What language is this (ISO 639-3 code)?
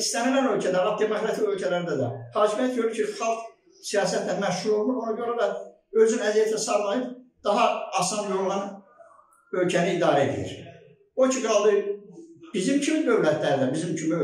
tur